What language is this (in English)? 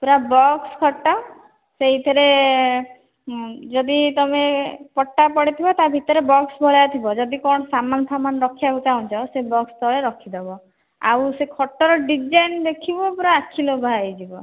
Odia